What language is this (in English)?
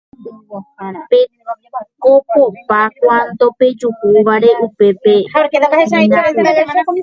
Guarani